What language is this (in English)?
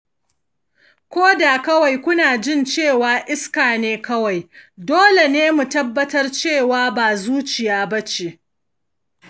Hausa